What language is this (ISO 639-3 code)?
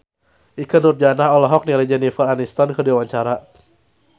sun